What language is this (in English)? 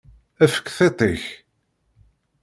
Kabyle